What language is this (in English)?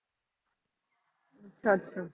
Punjabi